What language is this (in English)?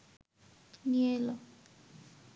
Bangla